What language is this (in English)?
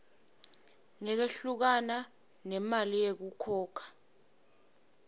Swati